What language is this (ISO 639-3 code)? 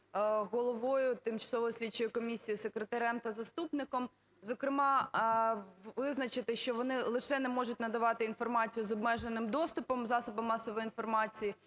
ukr